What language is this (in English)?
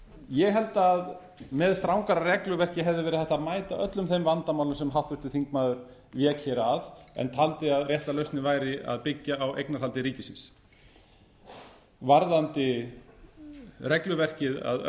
Icelandic